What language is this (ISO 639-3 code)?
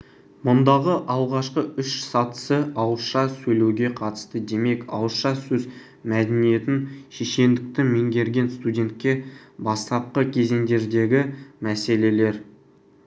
kaz